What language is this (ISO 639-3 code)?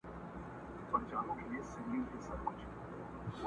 pus